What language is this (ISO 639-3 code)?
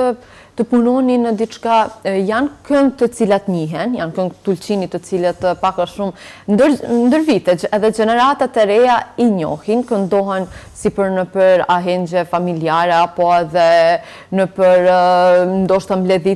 ron